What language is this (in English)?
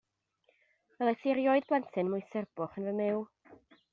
Welsh